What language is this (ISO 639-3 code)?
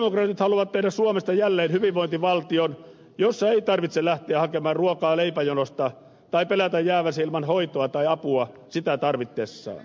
fin